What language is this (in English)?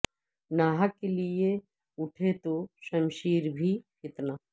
Urdu